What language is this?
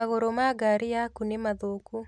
Kikuyu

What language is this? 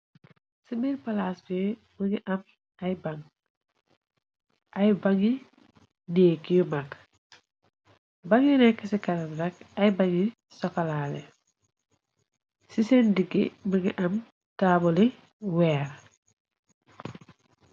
Wolof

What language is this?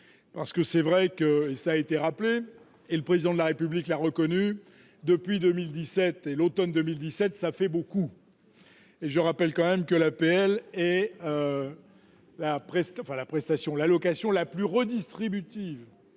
French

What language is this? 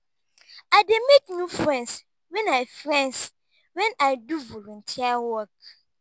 Nigerian Pidgin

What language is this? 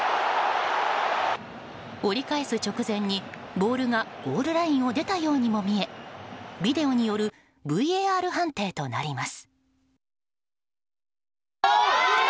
Japanese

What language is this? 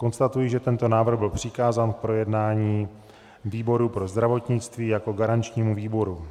Czech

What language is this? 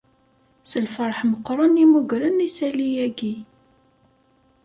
Kabyle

